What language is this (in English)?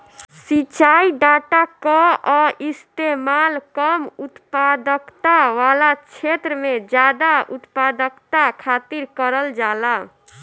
Bhojpuri